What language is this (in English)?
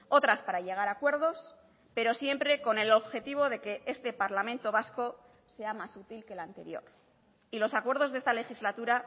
Spanish